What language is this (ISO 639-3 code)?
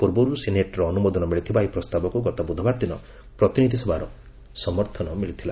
ori